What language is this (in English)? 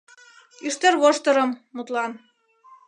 Mari